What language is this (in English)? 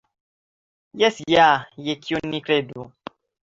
Esperanto